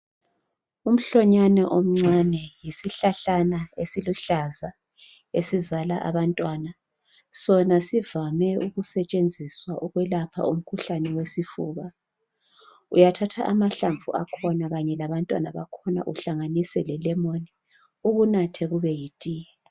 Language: North Ndebele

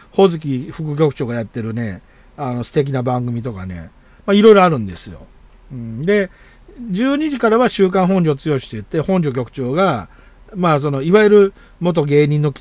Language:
Japanese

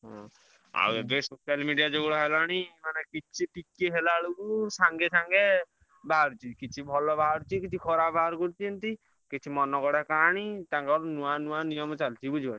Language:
Odia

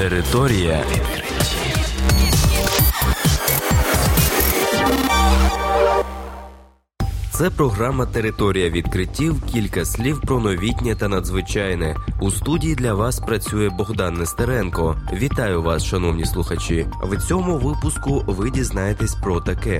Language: Ukrainian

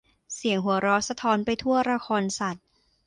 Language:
Thai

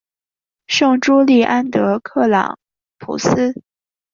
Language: Chinese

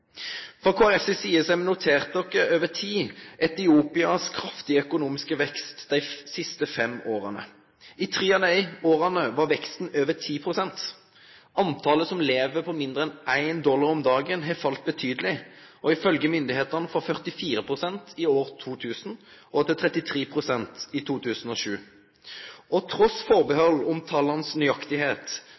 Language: Norwegian Nynorsk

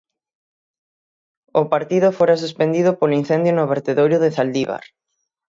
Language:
Galician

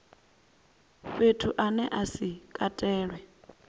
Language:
Venda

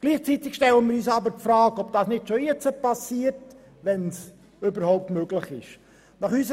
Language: Swiss German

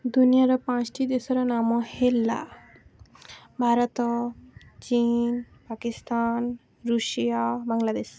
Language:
Odia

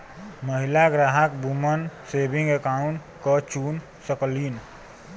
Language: Bhojpuri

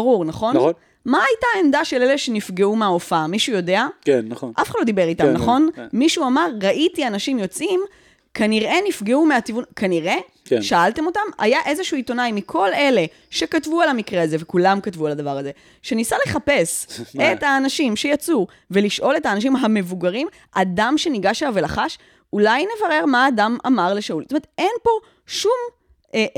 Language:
Hebrew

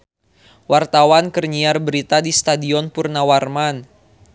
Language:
Sundanese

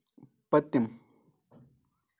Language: Kashmiri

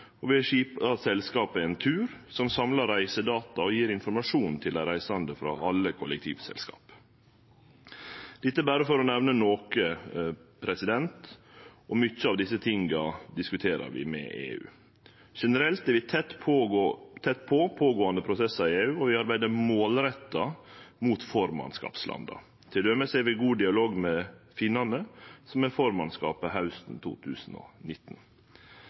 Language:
Norwegian Nynorsk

